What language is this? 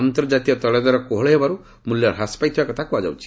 Odia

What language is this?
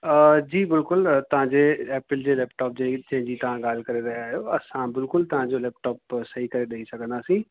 Sindhi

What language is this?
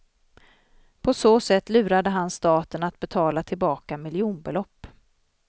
Swedish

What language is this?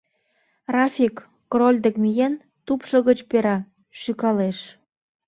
Mari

